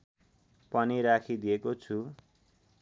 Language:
Nepali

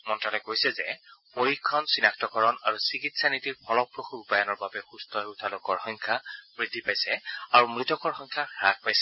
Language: Assamese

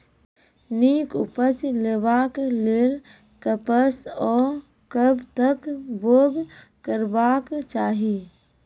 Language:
Maithili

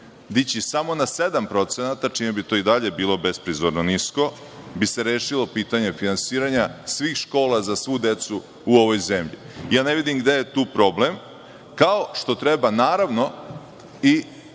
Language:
Serbian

